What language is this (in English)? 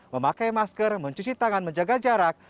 Indonesian